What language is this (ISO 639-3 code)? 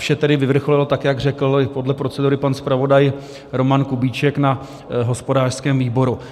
ces